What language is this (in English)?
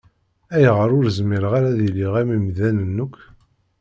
Kabyle